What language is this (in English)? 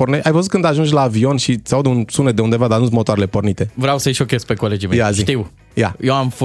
Romanian